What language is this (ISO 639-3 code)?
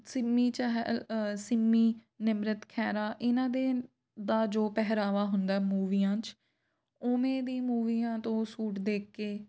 pan